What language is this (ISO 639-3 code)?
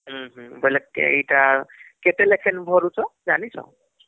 ori